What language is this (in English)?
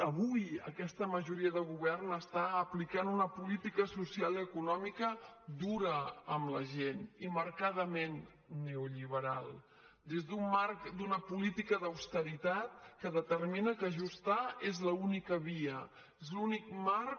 Catalan